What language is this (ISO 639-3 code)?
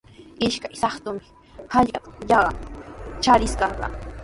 qws